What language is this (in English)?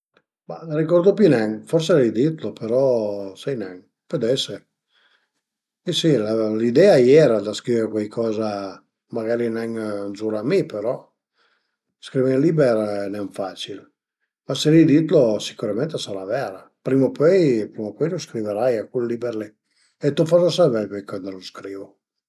Piedmontese